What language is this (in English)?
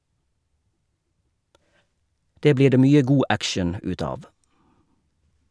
Norwegian